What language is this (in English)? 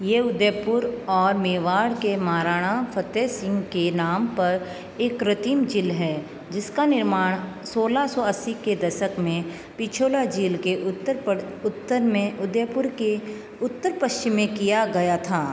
Hindi